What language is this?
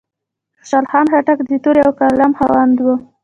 Pashto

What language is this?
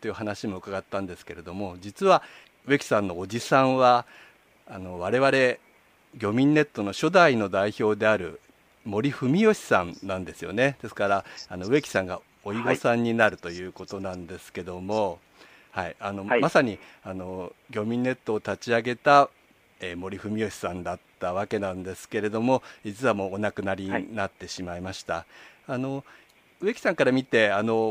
Japanese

